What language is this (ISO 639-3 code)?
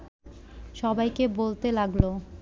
ben